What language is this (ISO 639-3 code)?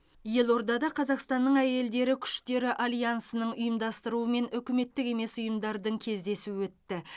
kaz